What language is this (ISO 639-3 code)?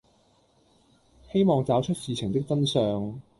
yue